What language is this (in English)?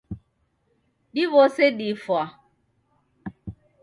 Taita